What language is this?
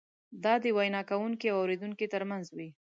Pashto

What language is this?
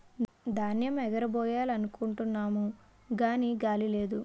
Telugu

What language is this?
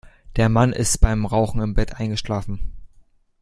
German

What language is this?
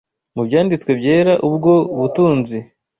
Kinyarwanda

